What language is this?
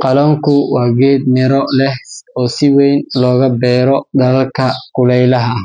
Somali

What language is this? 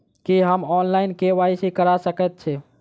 Maithili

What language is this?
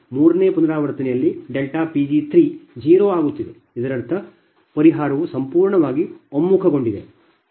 Kannada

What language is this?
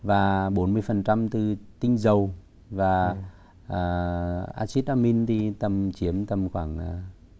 Vietnamese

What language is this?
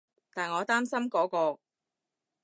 Cantonese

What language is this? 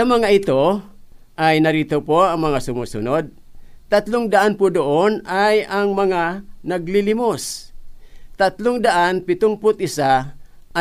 Filipino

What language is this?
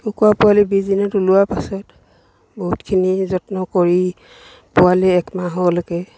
Assamese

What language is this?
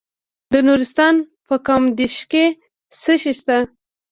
Pashto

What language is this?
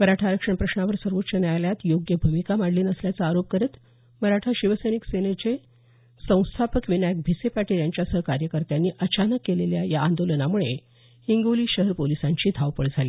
Marathi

